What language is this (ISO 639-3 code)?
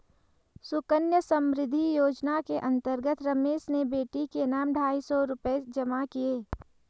hin